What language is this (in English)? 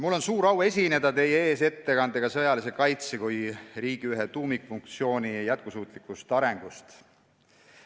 Estonian